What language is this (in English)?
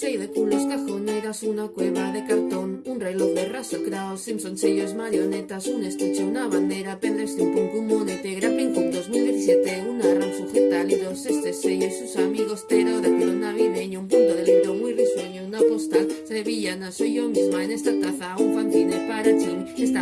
Spanish